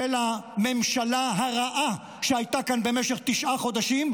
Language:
Hebrew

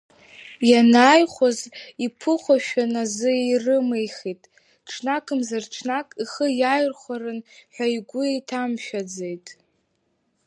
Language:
Abkhazian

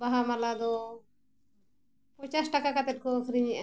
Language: Santali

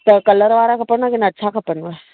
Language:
Sindhi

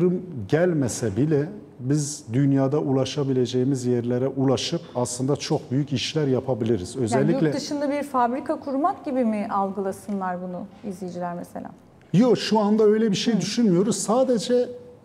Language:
Turkish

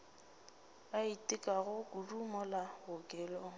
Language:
Northern Sotho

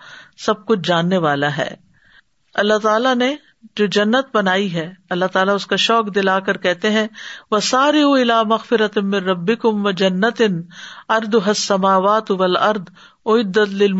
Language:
Urdu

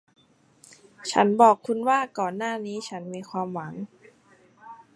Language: Thai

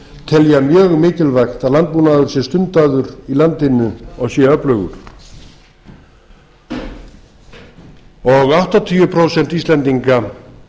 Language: Icelandic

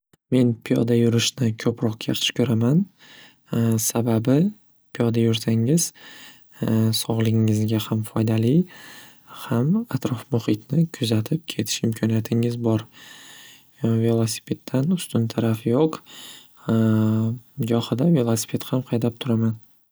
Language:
Uzbek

